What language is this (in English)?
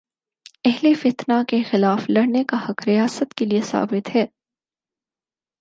Urdu